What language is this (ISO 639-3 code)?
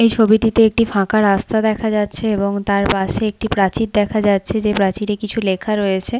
ben